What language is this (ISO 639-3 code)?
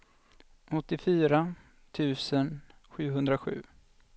swe